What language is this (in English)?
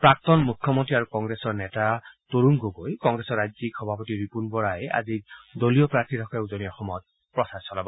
Assamese